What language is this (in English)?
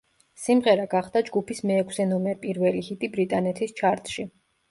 Georgian